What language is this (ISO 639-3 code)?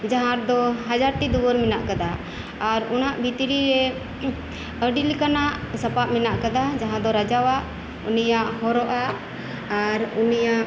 sat